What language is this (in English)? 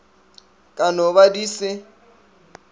Northern Sotho